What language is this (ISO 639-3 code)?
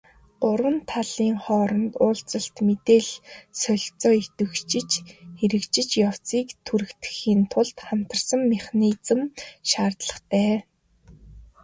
mon